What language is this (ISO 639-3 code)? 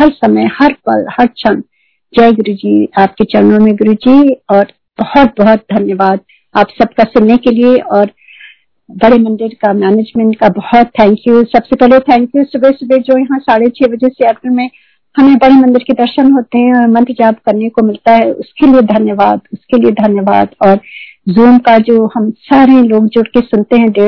hin